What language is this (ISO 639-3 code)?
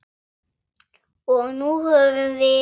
isl